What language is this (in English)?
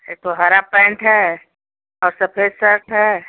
Hindi